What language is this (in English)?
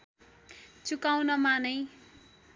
Nepali